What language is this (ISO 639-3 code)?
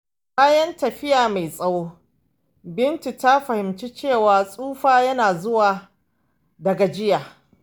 hau